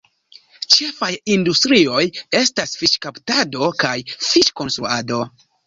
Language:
Esperanto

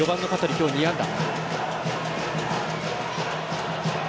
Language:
Japanese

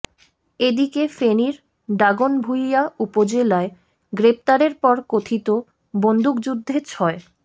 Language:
Bangla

